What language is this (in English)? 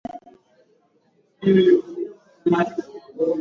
Swahili